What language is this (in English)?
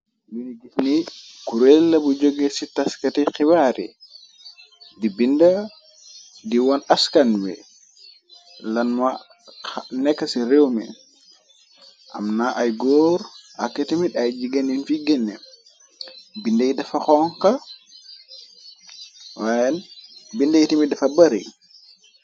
Wolof